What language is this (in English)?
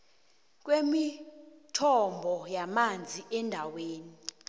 South Ndebele